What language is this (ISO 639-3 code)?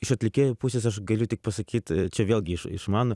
lit